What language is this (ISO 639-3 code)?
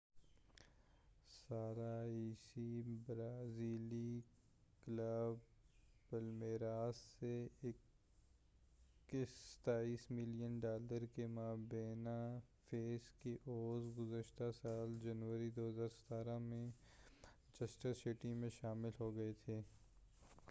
urd